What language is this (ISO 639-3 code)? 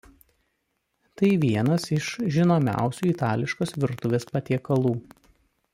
lit